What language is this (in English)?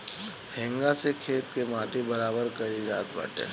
Bhojpuri